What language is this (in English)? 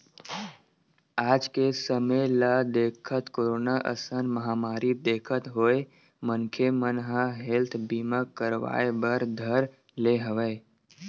Chhattisgarhi